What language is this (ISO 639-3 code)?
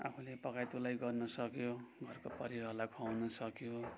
nep